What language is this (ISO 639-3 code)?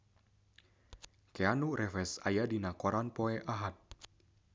sun